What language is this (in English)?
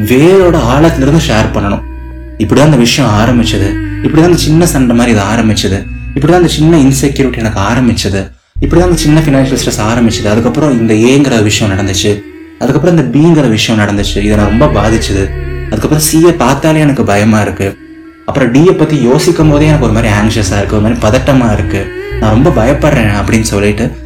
Tamil